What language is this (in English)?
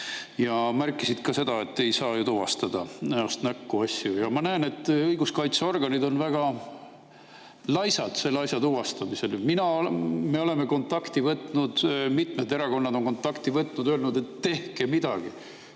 Estonian